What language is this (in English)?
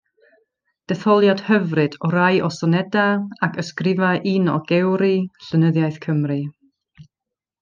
Welsh